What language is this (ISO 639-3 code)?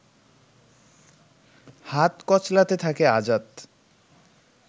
ben